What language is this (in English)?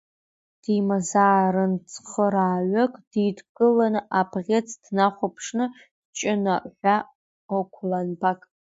Abkhazian